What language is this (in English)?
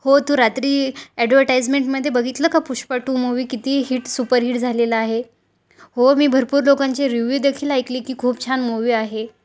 Marathi